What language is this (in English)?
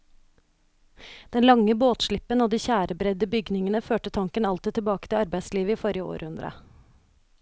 Norwegian